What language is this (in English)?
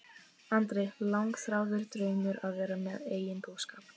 Icelandic